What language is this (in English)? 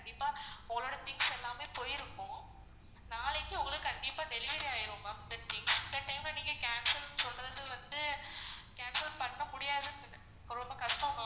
Tamil